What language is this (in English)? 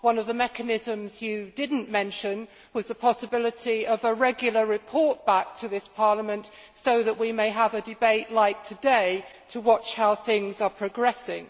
English